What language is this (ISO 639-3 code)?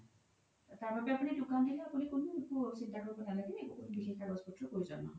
asm